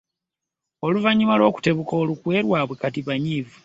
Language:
Ganda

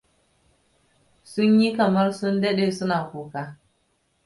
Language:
Hausa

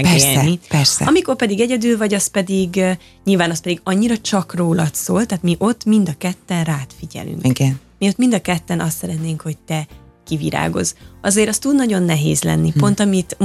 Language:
Hungarian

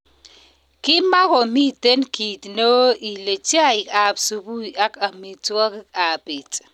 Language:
Kalenjin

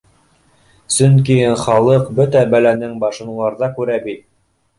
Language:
Bashkir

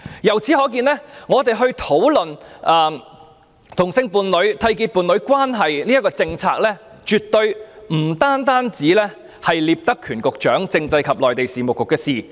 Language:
Cantonese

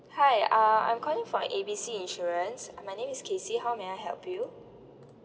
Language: English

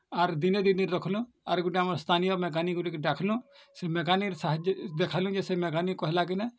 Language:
Odia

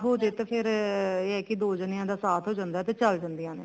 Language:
Punjabi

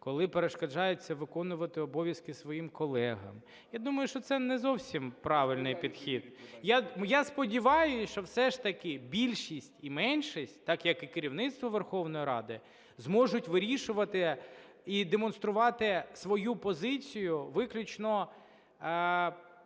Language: Ukrainian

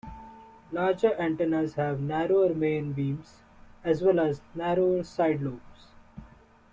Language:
English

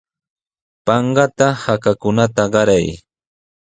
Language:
Sihuas Ancash Quechua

